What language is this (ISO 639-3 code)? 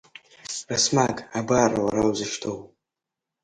abk